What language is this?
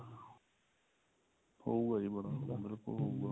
Punjabi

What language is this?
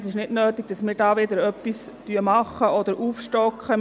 Swiss German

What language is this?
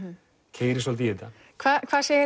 Icelandic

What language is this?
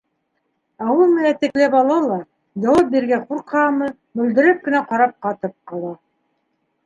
Bashkir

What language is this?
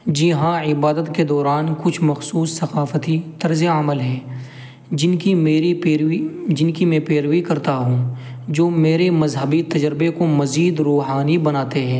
Urdu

